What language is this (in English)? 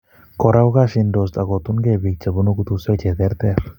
Kalenjin